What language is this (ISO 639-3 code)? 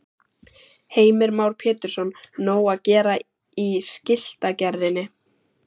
isl